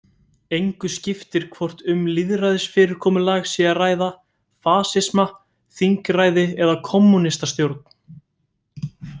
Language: Icelandic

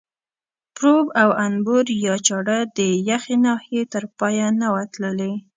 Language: Pashto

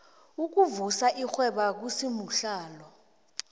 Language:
South Ndebele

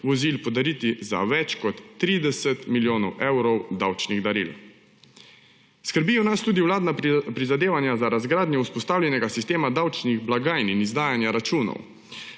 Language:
Slovenian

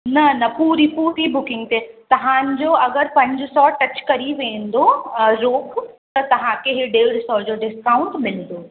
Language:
Sindhi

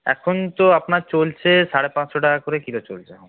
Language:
Bangla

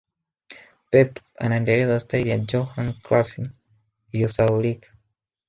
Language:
Swahili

